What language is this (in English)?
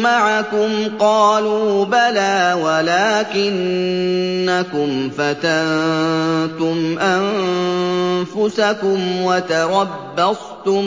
Arabic